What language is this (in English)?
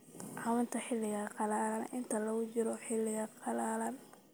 Somali